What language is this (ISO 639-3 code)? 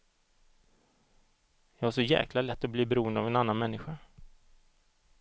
swe